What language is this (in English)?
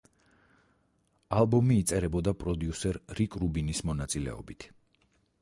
Georgian